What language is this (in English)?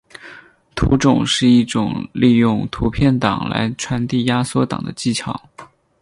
Chinese